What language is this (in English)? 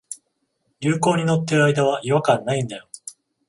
Japanese